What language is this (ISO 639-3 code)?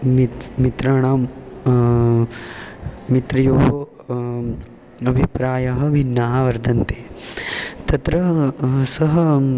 san